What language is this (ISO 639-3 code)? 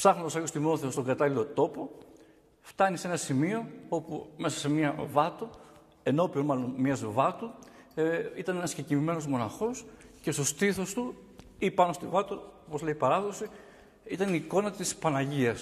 ell